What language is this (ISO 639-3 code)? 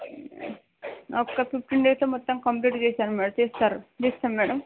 tel